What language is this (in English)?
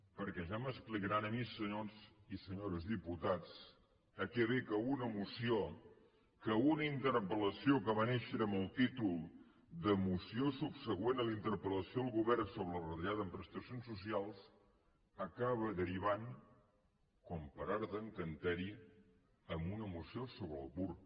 Catalan